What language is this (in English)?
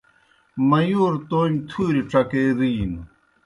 Kohistani Shina